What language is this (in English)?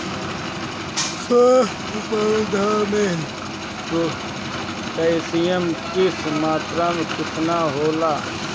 Bhojpuri